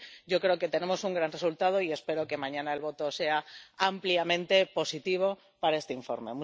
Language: Spanish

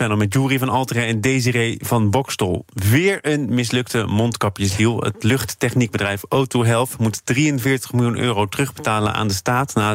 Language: Dutch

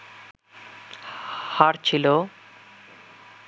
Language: Bangla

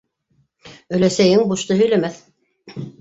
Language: Bashkir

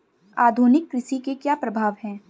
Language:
Hindi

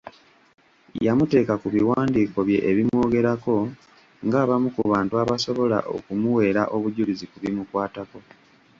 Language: Ganda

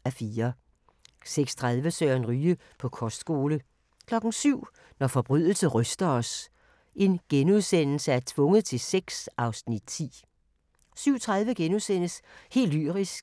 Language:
Danish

